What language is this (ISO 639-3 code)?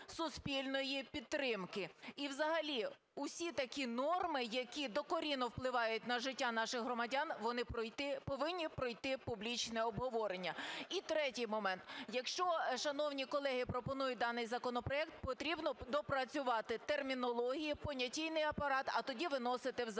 ukr